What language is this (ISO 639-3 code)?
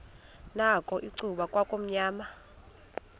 xho